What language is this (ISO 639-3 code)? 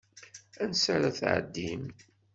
kab